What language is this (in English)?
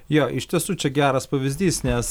Lithuanian